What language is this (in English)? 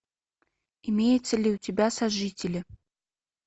Russian